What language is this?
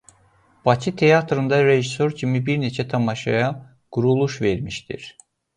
Azerbaijani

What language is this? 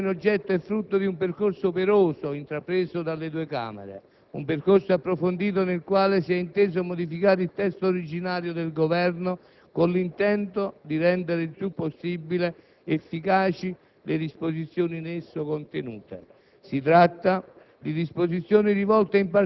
Italian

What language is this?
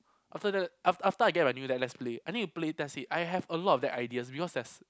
English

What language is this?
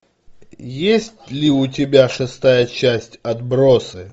Russian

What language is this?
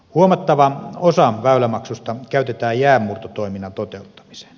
Finnish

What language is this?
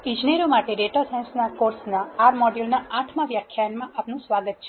Gujarati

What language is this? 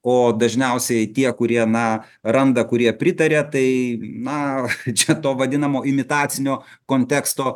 Lithuanian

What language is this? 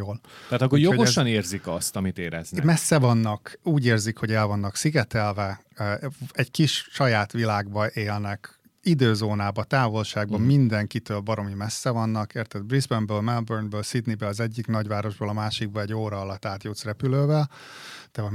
Hungarian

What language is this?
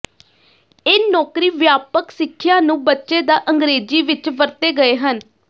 Punjabi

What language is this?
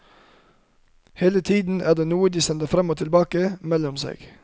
Norwegian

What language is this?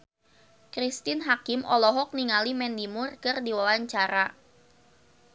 Sundanese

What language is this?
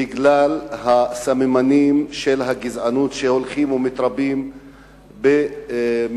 Hebrew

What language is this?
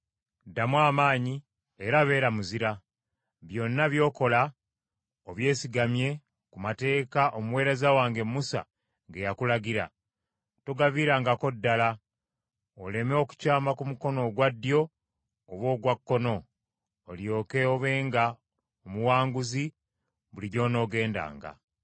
Ganda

